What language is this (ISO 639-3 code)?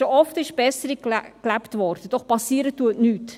gsw